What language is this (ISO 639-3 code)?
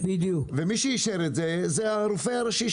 heb